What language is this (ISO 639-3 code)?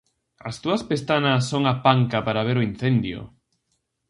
glg